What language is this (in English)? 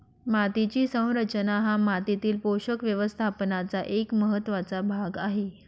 Marathi